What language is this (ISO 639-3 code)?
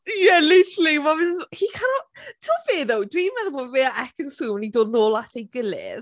cym